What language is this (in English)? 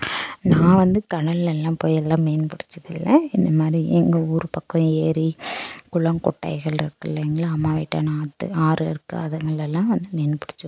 Tamil